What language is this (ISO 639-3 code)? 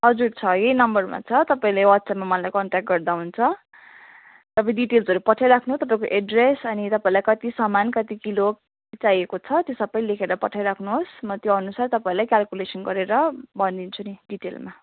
nep